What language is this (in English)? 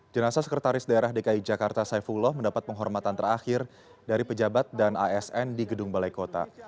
Indonesian